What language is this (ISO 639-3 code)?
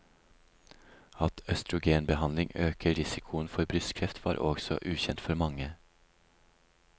nor